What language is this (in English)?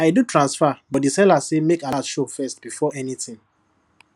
Nigerian Pidgin